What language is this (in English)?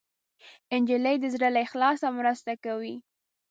Pashto